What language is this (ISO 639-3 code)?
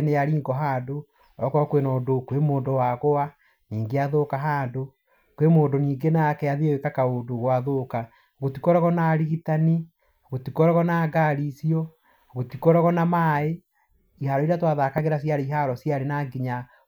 kik